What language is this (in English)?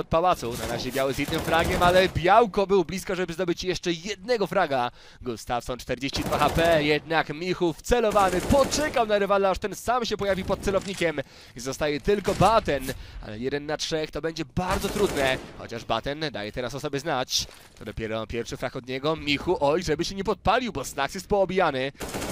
Polish